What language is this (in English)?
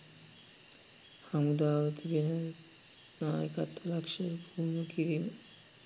Sinhala